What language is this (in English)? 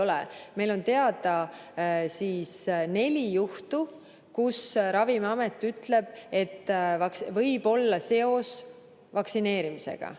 Estonian